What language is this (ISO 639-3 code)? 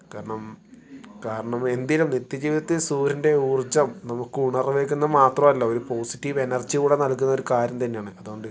mal